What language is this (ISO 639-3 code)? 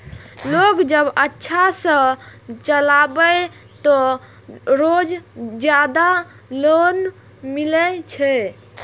mai